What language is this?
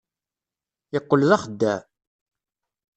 Kabyle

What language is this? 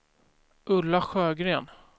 Swedish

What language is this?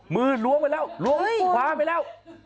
Thai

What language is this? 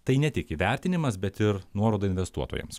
Lithuanian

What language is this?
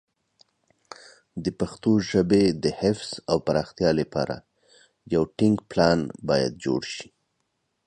Pashto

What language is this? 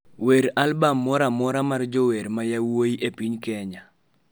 Luo (Kenya and Tanzania)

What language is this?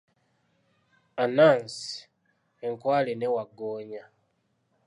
Ganda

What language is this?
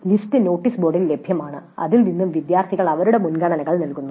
Malayalam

